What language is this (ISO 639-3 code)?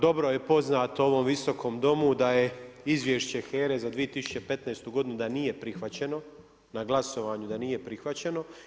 hrv